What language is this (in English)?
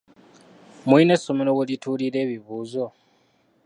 Ganda